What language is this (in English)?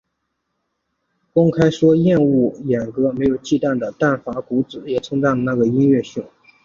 Chinese